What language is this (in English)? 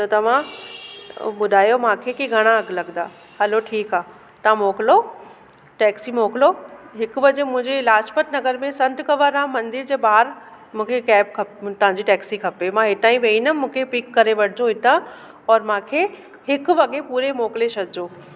Sindhi